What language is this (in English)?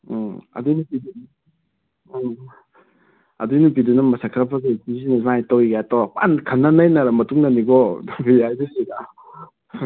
Manipuri